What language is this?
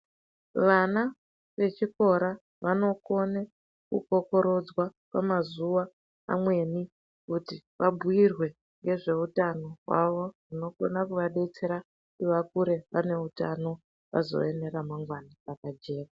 Ndau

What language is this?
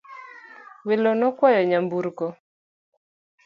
Luo (Kenya and Tanzania)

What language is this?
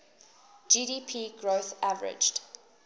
English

